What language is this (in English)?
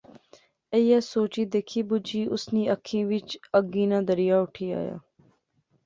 Pahari-Potwari